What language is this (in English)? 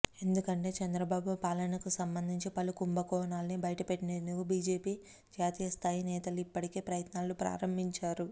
Telugu